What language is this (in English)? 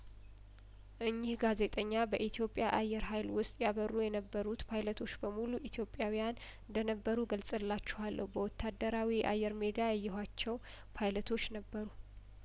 Amharic